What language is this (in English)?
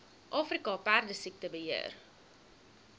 Afrikaans